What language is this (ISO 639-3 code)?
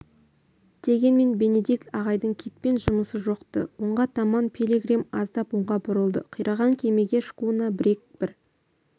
kaz